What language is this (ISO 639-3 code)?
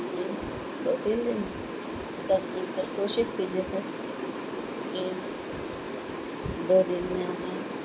urd